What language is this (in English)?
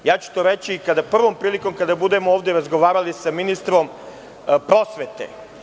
Serbian